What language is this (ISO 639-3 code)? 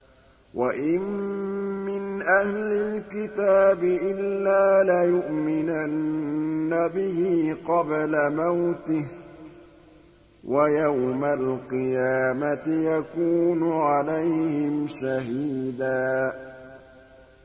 ara